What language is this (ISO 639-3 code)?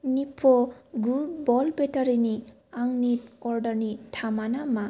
brx